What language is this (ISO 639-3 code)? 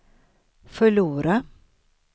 swe